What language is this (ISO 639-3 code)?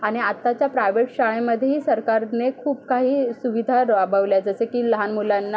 mar